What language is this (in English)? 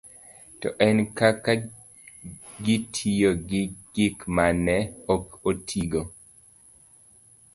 Luo (Kenya and Tanzania)